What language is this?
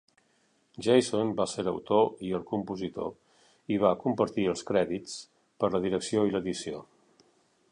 Catalan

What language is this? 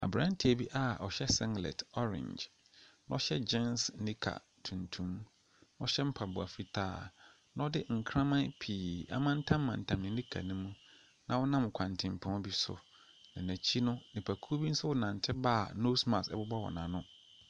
Akan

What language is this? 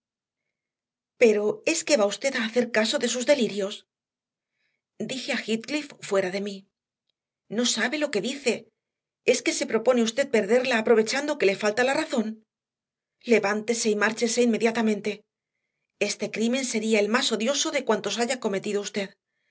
Spanish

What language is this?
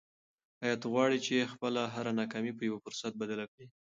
Pashto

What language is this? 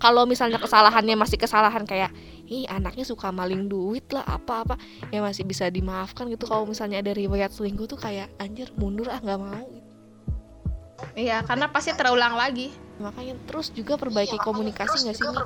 Indonesian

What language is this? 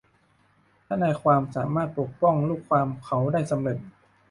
Thai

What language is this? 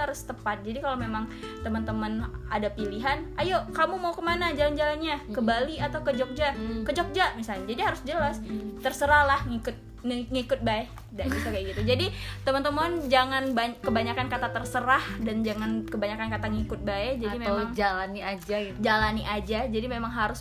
Indonesian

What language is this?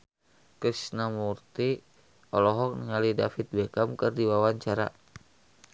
Sundanese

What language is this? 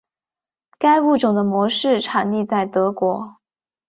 Chinese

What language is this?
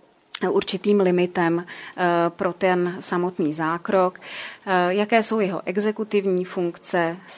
Czech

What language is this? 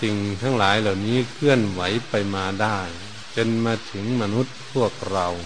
Thai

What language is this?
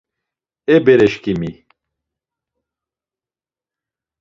Laz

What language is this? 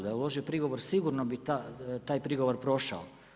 Croatian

